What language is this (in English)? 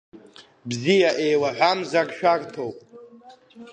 Abkhazian